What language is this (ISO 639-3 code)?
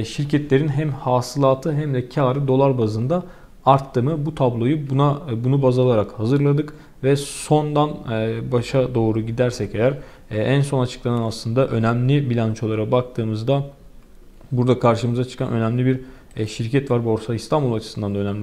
tur